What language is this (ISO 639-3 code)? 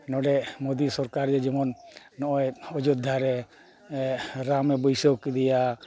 sat